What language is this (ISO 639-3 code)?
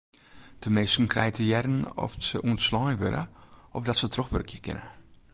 fry